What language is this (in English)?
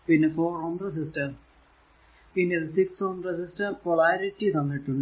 Malayalam